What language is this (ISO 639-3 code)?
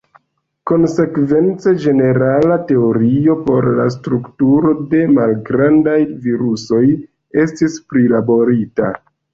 epo